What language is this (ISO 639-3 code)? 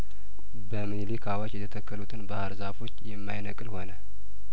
amh